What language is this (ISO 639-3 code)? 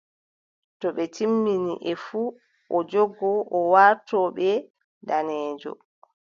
fub